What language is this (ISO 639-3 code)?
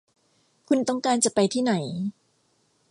tha